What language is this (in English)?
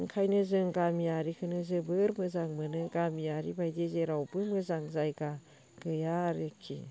Bodo